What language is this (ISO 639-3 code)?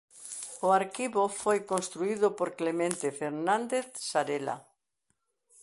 glg